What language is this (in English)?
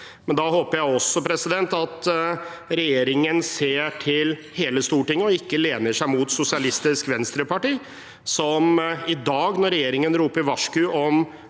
Norwegian